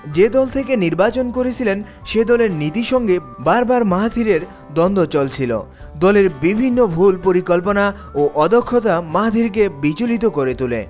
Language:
Bangla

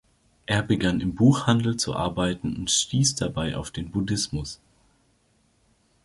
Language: German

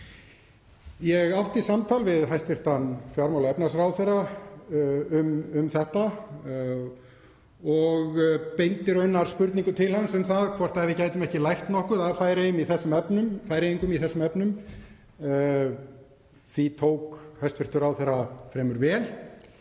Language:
Icelandic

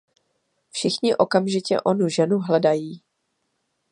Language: Czech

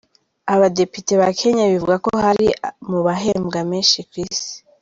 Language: Kinyarwanda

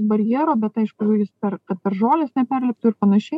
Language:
Lithuanian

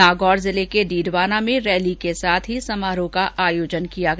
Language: Hindi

